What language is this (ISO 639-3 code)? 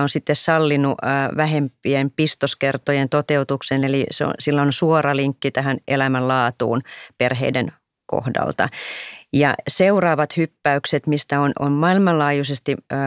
fin